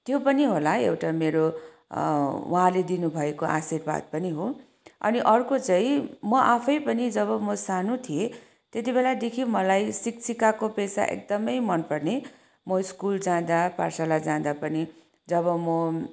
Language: Nepali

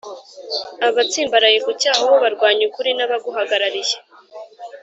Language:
Kinyarwanda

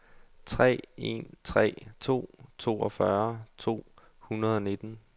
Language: Danish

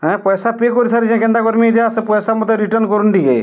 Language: Odia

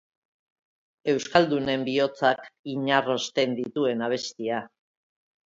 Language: Basque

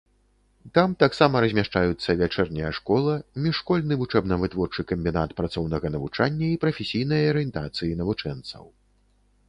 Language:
Belarusian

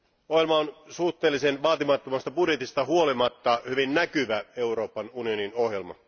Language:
Finnish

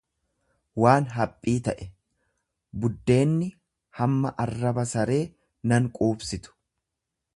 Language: Oromo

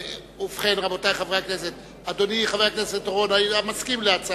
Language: Hebrew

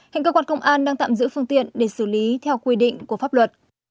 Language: Vietnamese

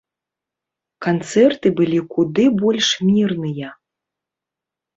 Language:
Belarusian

